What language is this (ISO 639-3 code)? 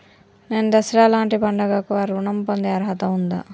tel